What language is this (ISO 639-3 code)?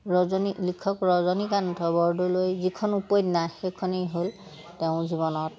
asm